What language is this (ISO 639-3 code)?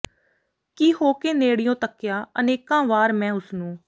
pan